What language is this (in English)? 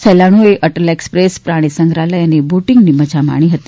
Gujarati